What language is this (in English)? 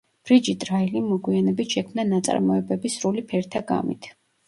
Georgian